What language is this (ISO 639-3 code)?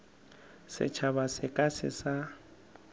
nso